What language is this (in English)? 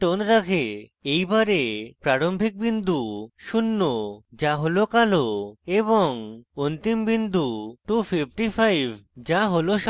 Bangla